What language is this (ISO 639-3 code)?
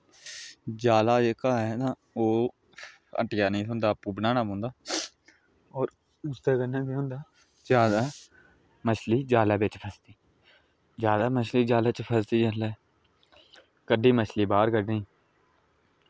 doi